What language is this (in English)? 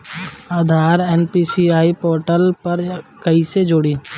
Bhojpuri